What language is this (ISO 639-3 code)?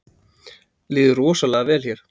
isl